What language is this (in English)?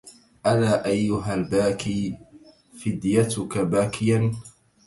Arabic